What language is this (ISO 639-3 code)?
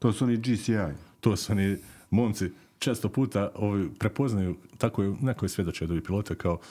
hrv